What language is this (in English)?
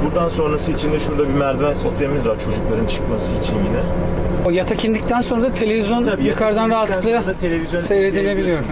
Turkish